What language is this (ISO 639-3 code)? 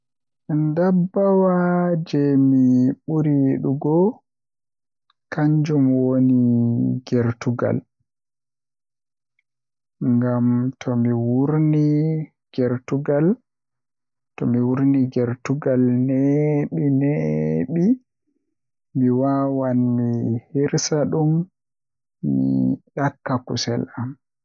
fuh